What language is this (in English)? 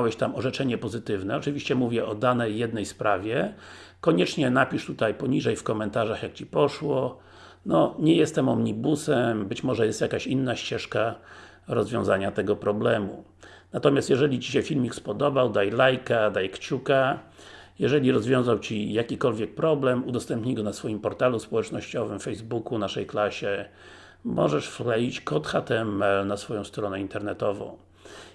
Polish